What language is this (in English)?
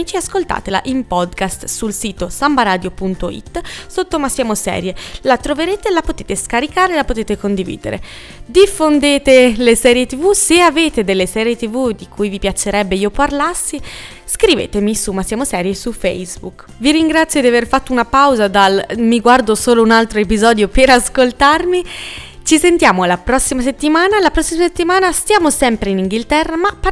Italian